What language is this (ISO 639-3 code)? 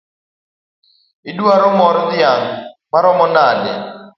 luo